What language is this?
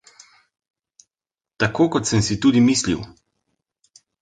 Slovenian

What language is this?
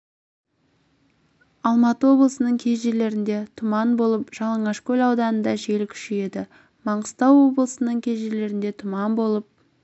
Kazakh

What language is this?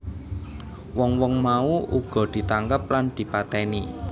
Javanese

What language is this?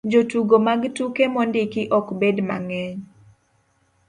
Luo (Kenya and Tanzania)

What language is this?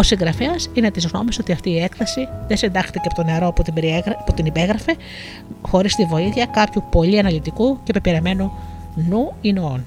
Greek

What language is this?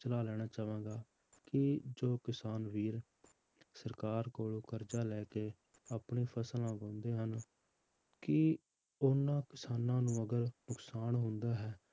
Punjabi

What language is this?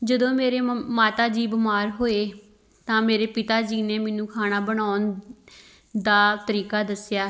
Punjabi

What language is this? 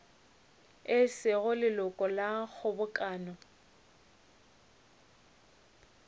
Northern Sotho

